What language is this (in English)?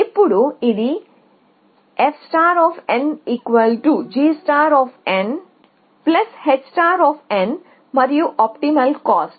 Telugu